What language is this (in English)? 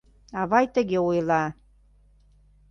Mari